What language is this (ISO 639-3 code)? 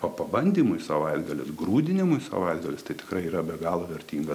lit